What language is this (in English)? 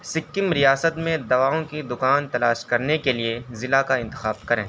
Urdu